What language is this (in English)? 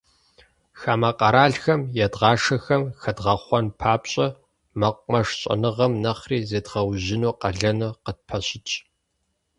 Kabardian